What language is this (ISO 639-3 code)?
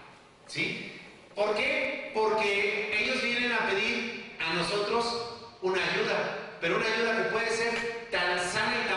spa